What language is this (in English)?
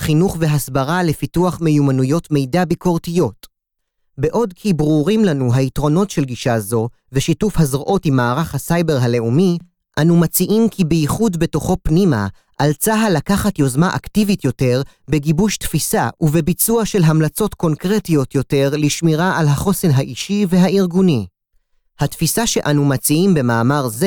Hebrew